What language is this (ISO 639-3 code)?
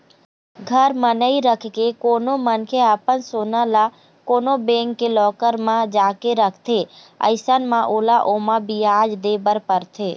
hne